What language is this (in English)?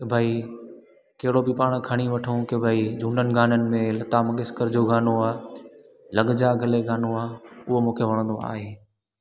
Sindhi